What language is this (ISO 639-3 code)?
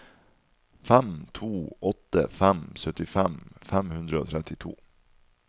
nor